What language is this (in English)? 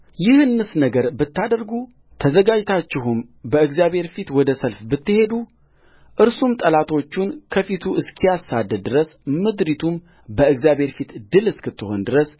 Amharic